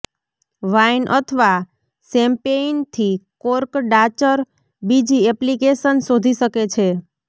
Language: Gujarati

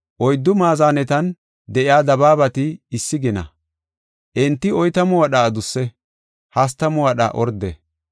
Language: Gofa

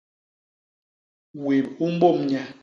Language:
Basaa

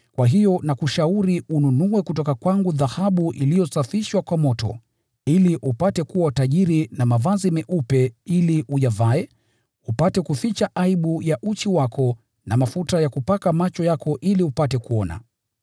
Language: Swahili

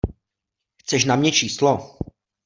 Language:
Czech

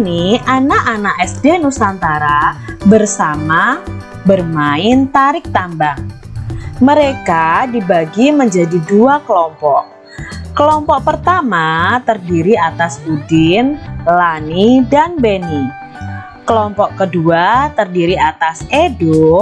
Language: Indonesian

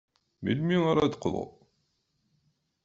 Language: Kabyle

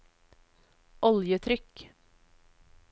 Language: Norwegian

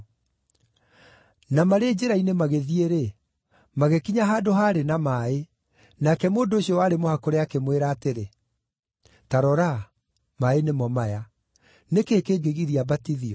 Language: Kikuyu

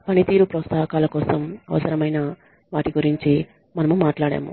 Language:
Telugu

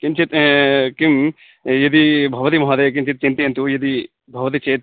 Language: Sanskrit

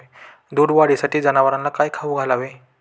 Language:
Marathi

